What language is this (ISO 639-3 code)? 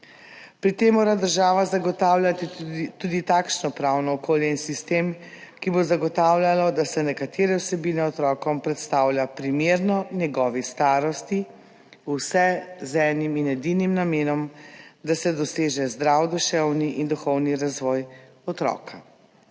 slv